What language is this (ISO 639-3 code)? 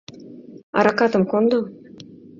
chm